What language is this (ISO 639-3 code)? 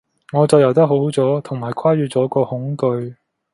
yue